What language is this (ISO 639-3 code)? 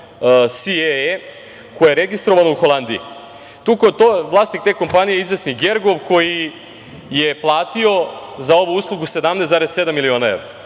srp